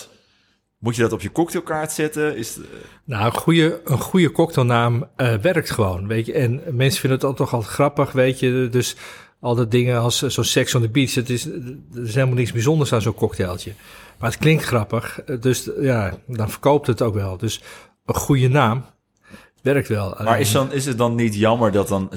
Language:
Dutch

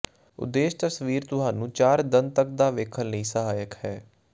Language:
Punjabi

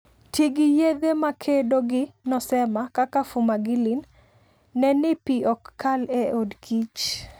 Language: Luo (Kenya and Tanzania)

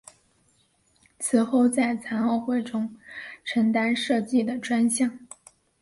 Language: Chinese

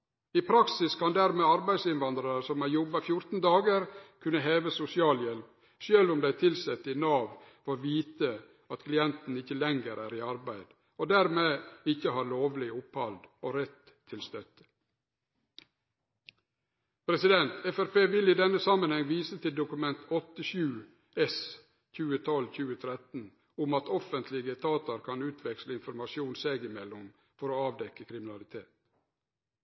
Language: Norwegian Nynorsk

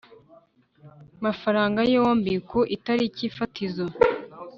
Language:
Kinyarwanda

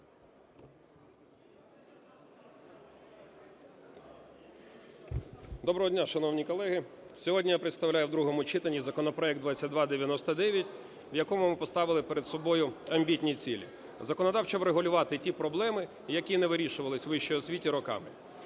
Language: Ukrainian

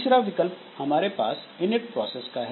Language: Hindi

